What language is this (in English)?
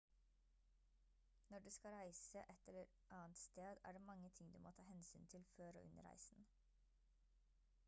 Norwegian Bokmål